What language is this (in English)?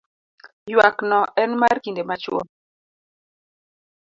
Luo (Kenya and Tanzania)